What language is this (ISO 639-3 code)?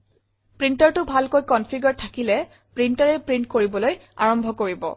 asm